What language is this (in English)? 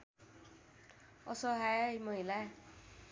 Nepali